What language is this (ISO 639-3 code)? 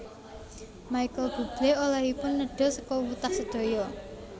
jav